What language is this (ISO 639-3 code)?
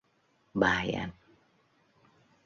vie